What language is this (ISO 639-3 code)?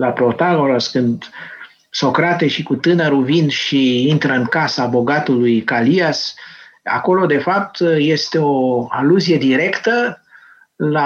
ron